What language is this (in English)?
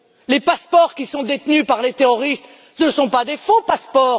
French